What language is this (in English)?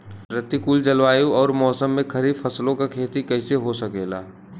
Bhojpuri